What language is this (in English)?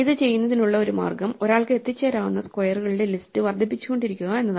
Malayalam